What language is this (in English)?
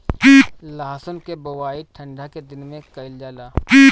Bhojpuri